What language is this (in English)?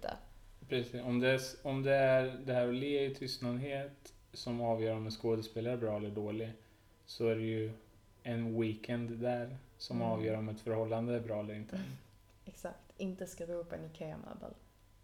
Swedish